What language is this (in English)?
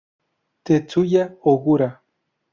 Spanish